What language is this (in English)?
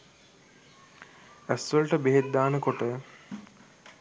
Sinhala